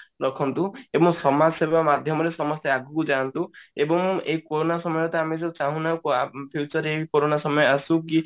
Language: Odia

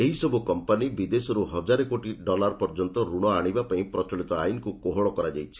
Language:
Odia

